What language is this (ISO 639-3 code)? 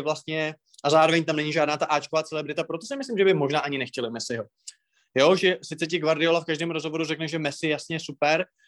ces